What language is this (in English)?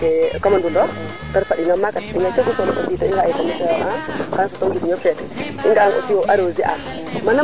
Serer